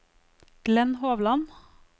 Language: Norwegian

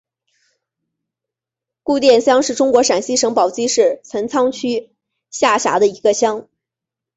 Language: Chinese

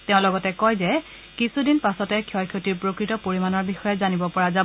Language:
Assamese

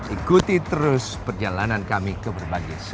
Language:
Indonesian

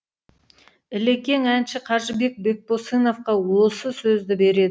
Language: Kazakh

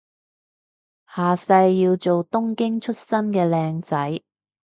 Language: Cantonese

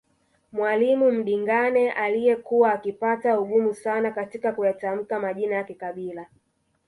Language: Swahili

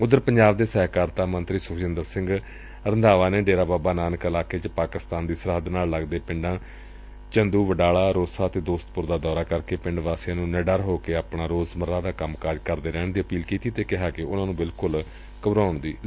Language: Punjabi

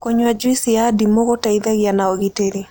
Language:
Kikuyu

